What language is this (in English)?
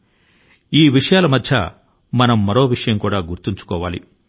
Telugu